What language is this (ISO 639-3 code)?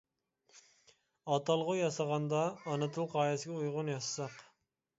uig